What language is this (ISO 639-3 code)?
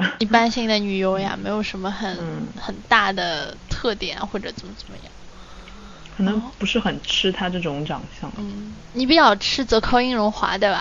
zho